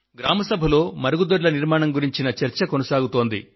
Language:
Telugu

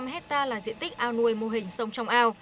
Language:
Vietnamese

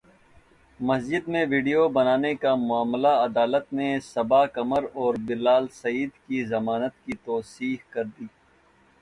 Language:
Urdu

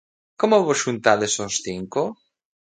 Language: Galician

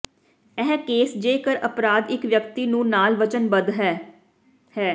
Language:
Punjabi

